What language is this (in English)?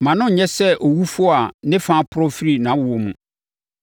Akan